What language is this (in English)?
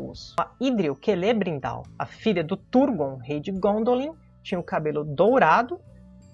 Portuguese